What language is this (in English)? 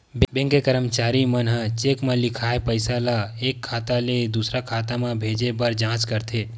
Chhattisgarhi